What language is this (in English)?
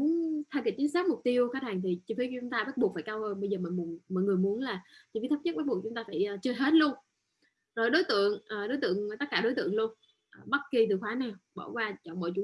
Vietnamese